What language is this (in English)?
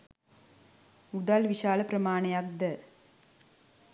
Sinhala